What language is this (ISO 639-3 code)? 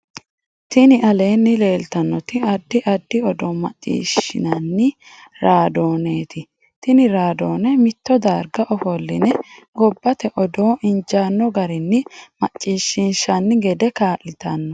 sid